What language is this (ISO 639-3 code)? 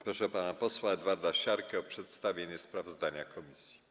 pol